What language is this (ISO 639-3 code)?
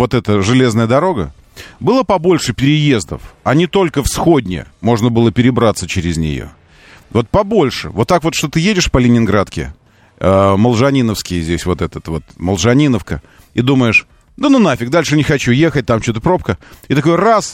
rus